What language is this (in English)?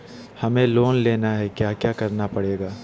Magahi